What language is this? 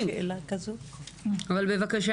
Hebrew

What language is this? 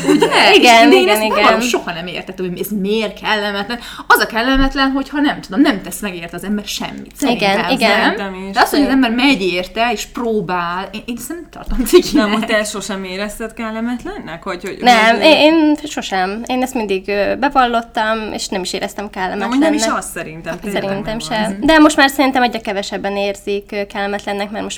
Hungarian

